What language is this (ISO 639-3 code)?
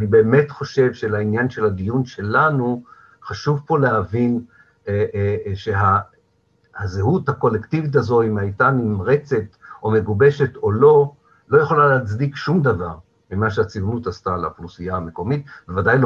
heb